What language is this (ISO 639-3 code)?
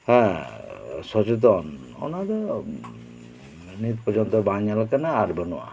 sat